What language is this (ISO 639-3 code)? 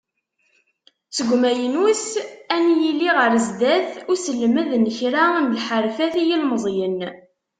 kab